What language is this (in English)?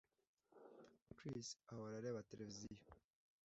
Kinyarwanda